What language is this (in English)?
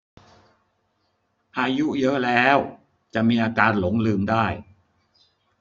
Thai